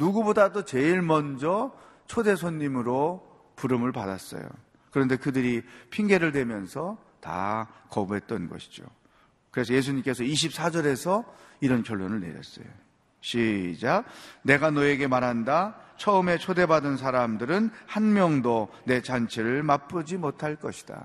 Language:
Korean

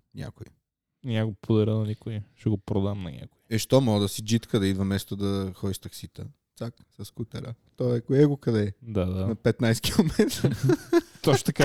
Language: Bulgarian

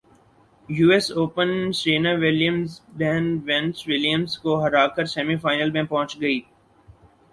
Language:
Urdu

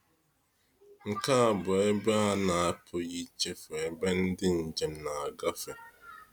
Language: Igbo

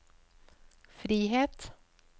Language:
Norwegian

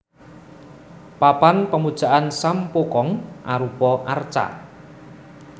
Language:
Javanese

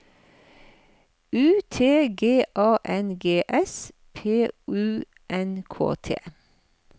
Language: Norwegian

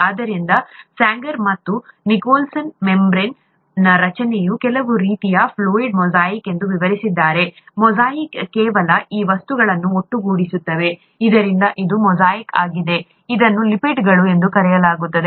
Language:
Kannada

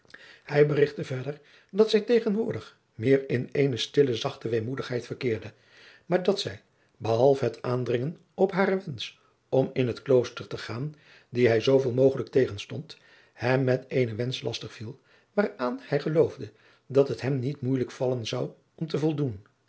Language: Dutch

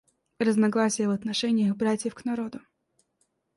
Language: Russian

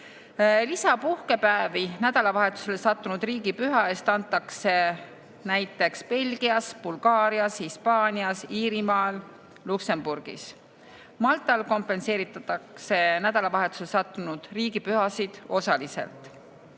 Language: Estonian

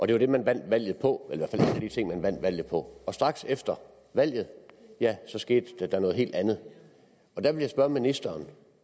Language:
Danish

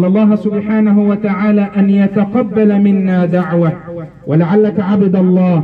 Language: Arabic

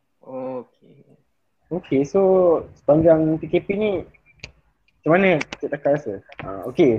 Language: Malay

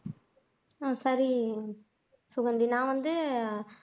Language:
Tamil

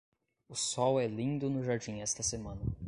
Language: Portuguese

